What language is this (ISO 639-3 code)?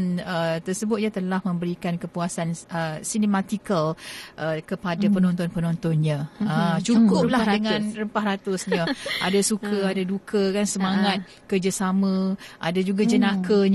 msa